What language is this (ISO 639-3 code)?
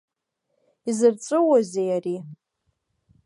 abk